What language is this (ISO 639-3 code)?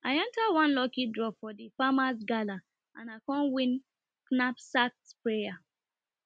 pcm